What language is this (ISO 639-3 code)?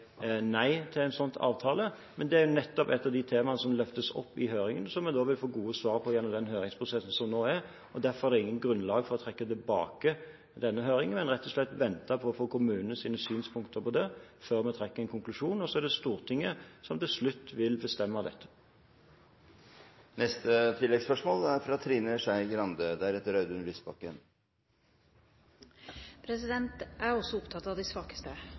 nor